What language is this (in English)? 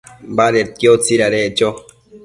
Matsés